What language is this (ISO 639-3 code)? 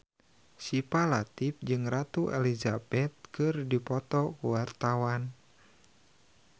sun